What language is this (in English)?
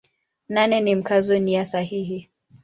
Swahili